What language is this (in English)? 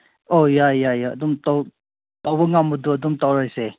Manipuri